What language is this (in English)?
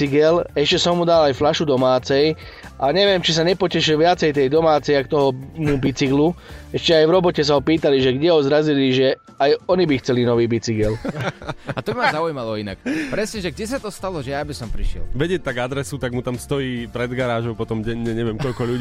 Slovak